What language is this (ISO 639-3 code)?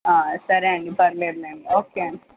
tel